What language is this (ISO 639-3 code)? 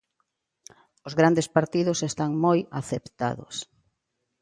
glg